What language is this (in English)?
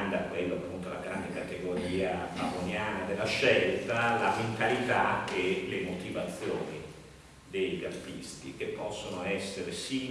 Italian